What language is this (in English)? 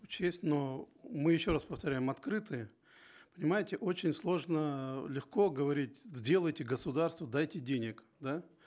Kazakh